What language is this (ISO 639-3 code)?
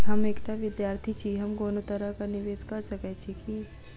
mai